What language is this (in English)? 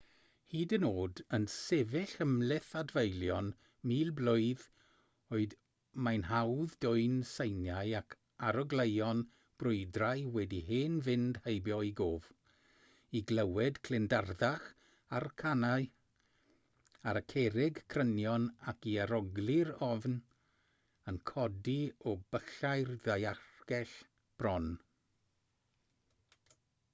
Welsh